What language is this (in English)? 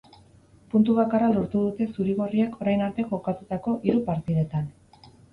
Basque